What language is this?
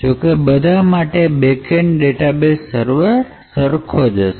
Gujarati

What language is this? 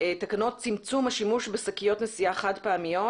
Hebrew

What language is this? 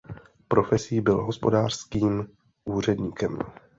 Czech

